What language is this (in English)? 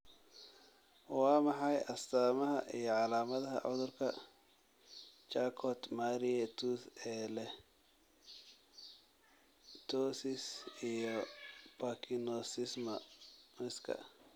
Somali